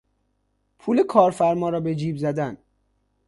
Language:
Persian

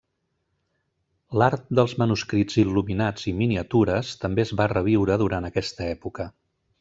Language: Catalan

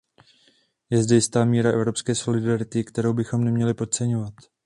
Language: Czech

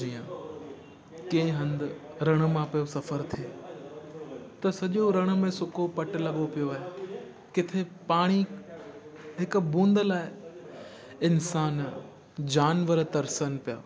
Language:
Sindhi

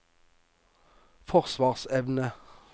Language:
Norwegian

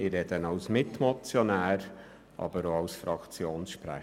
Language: Swiss German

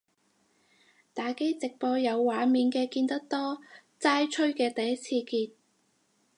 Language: Cantonese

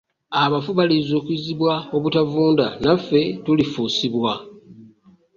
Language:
Ganda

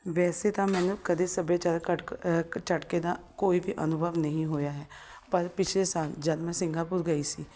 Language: Punjabi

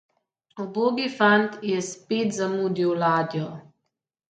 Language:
Slovenian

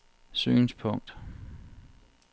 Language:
Danish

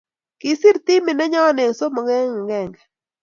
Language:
Kalenjin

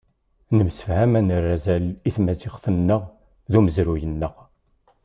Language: Kabyle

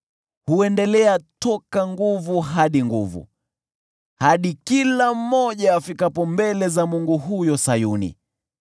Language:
Swahili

